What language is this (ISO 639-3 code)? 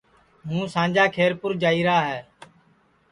ssi